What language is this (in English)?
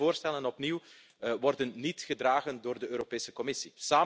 Dutch